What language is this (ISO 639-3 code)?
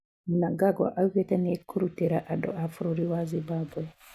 kik